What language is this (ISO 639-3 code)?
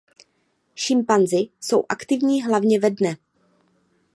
ces